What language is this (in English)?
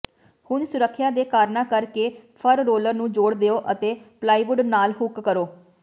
Punjabi